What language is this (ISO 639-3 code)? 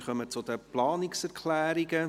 gsw